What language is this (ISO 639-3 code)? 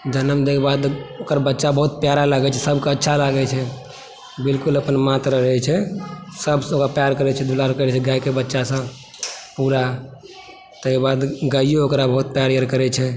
mai